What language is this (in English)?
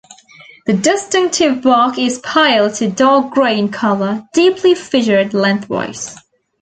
English